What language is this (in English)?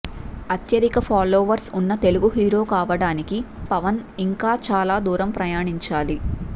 Telugu